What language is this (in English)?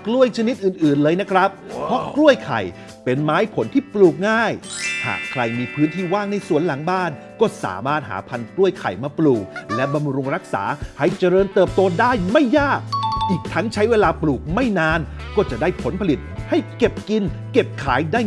Thai